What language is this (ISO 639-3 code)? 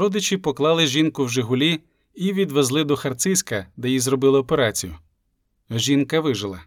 ukr